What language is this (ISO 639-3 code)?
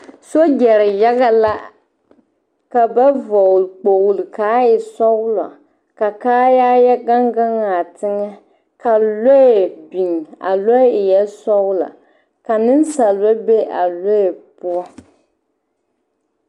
dga